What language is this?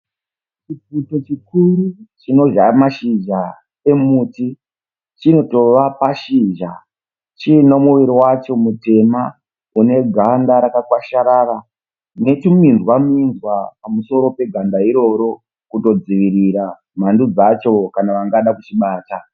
Shona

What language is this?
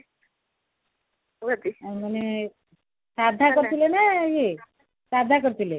Odia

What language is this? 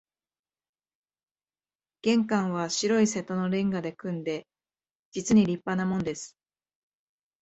Japanese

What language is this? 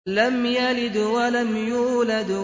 Arabic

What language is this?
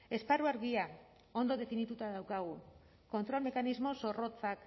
Basque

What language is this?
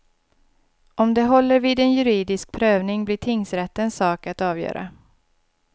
Swedish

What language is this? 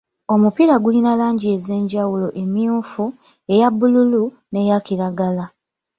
Ganda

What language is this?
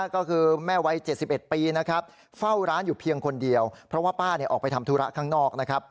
Thai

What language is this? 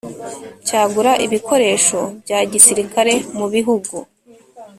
Kinyarwanda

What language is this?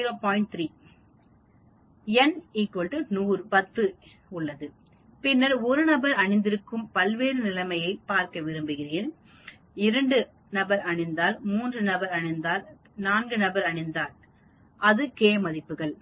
Tamil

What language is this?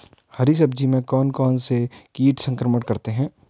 Hindi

